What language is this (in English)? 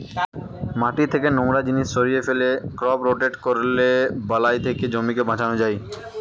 Bangla